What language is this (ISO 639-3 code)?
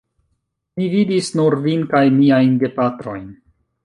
epo